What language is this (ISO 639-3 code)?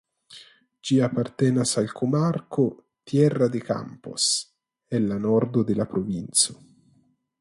epo